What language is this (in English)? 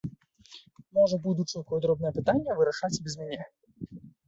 Belarusian